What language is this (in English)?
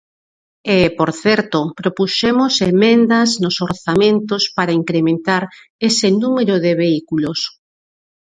Galician